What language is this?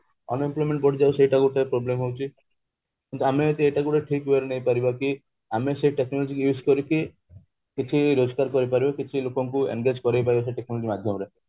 Odia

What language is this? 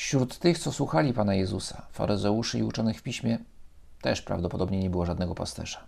Polish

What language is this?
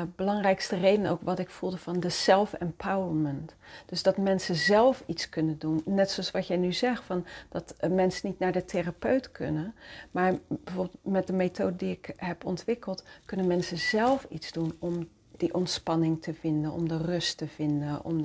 Dutch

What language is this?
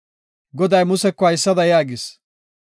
Gofa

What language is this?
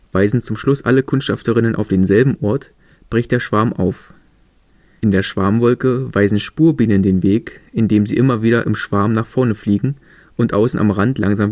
German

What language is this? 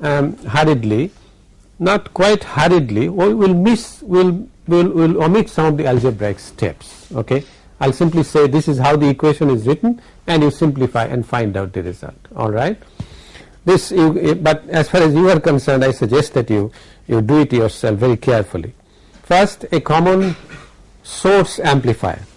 English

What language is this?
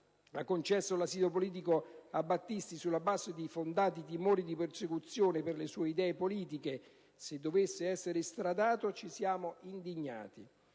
Italian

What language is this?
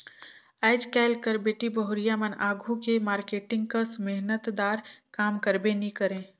Chhattisgarhi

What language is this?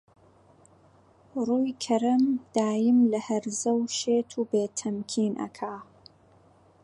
Central Kurdish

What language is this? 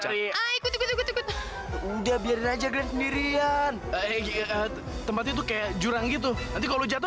Indonesian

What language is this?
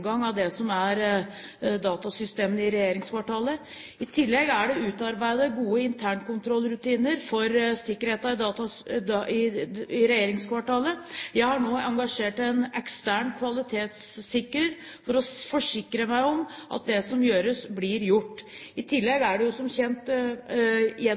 Norwegian Bokmål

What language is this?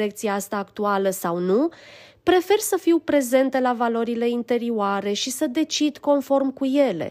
Romanian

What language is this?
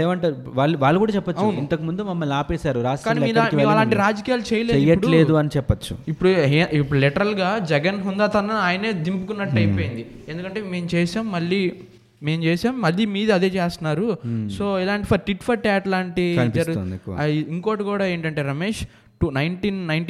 Telugu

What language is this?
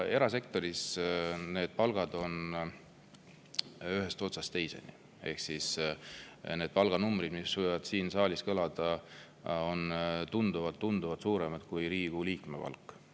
Estonian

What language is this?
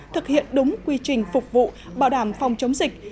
Vietnamese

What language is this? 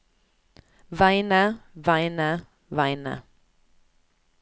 Norwegian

